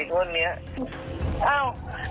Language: Thai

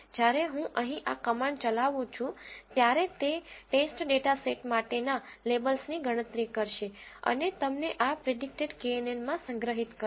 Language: Gujarati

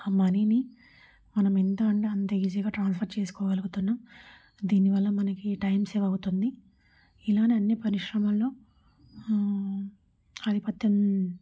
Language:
Telugu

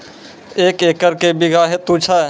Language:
Maithili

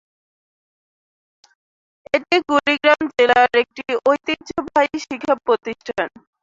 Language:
Bangla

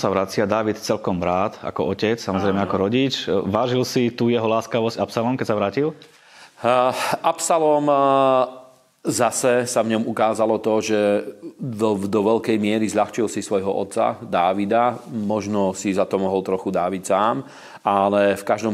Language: Slovak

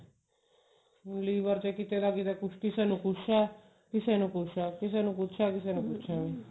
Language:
Punjabi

